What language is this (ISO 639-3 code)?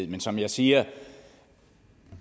dan